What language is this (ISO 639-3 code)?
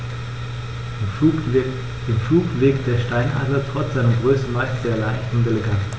deu